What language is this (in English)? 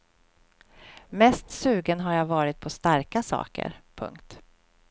Swedish